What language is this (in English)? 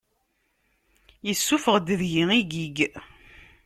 Kabyle